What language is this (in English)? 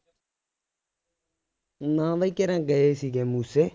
Punjabi